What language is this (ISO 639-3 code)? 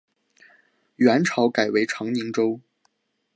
zho